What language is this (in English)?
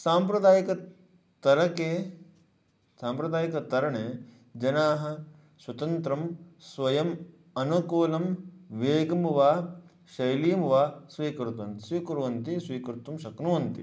Sanskrit